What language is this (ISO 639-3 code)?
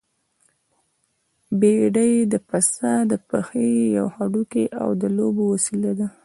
pus